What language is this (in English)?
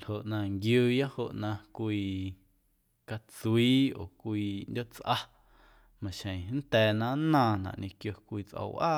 Guerrero Amuzgo